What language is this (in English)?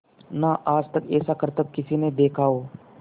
Hindi